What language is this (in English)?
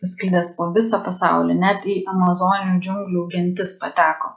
Lithuanian